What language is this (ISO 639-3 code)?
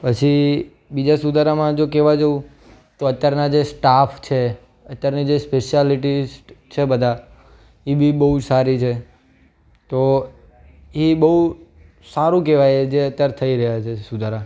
guj